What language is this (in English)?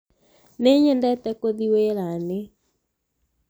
Kikuyu